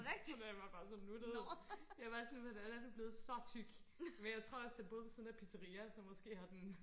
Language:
Danish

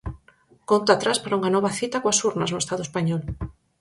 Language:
Galician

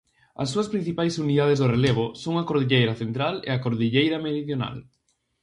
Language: Galician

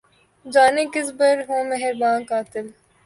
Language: Urdu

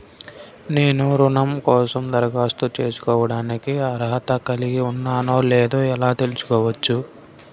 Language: Telugu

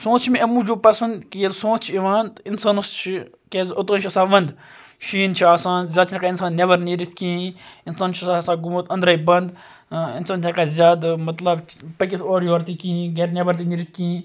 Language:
Kashmiri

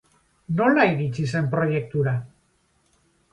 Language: Basque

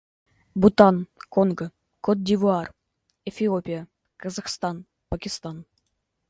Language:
Russian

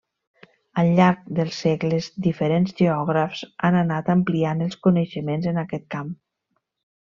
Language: Catalan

